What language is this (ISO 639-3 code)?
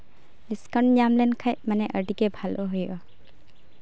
sat